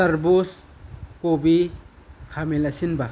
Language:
Manipuri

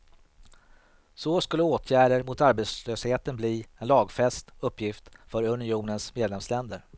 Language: Swedish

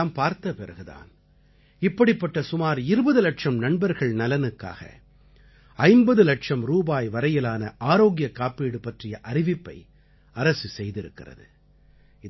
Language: Tamil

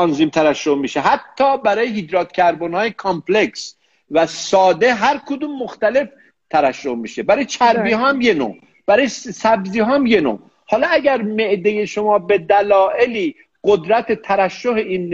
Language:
Persian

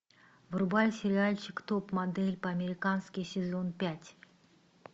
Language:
Russian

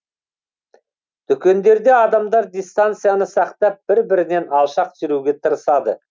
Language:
Kazakh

